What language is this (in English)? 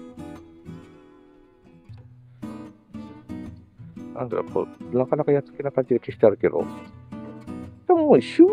Japanese